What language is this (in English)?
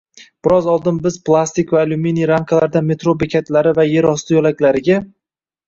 Uzbek